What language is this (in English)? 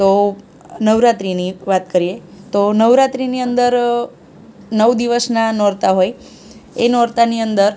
Gujarati